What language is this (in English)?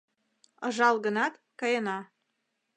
Mari